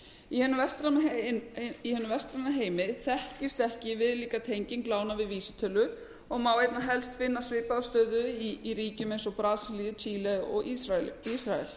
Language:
Icelandic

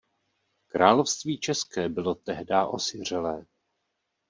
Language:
Czech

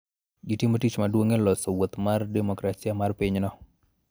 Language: Luo (Kenya and Tanzania)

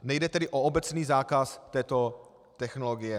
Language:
Czech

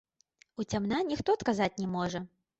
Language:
Belarusian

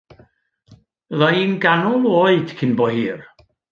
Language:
Welsh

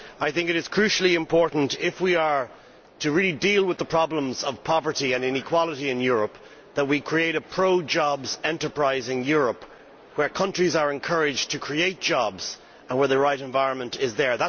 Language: English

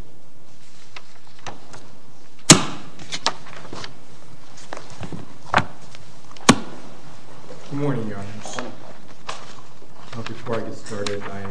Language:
English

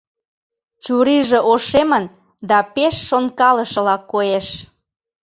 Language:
Mari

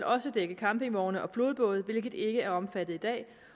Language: Danish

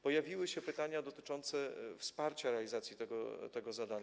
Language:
Polish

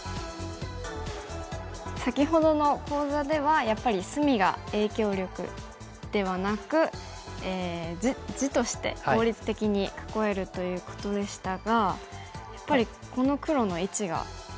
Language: Japanese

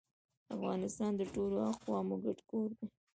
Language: Pashto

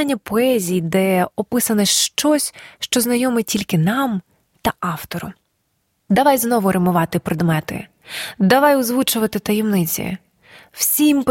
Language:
Ukrainian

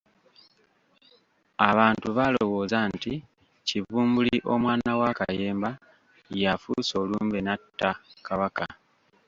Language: Ganda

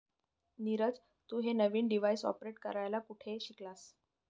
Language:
Marathi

